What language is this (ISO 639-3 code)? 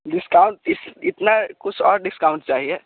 hin